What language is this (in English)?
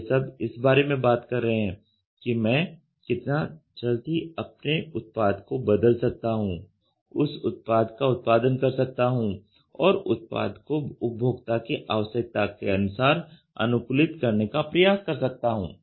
Hindi